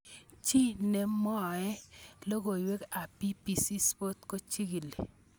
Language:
Kalenjin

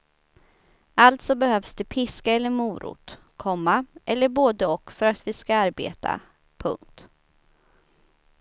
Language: Swedish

